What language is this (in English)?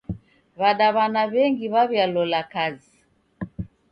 Taita